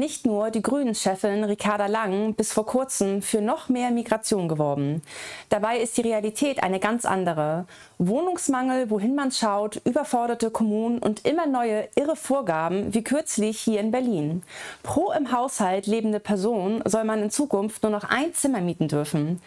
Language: German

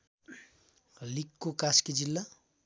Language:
Nepali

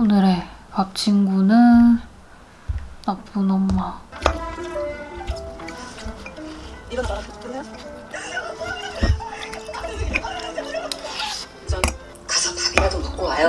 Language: Korean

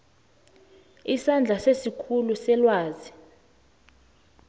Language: South Ndebele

